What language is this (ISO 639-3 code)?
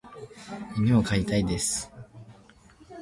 jpn